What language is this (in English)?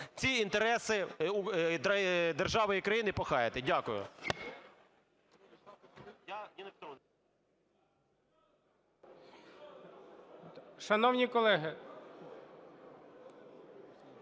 Ukrainian